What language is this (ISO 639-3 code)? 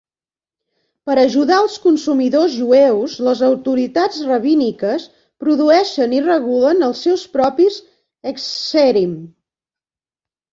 cat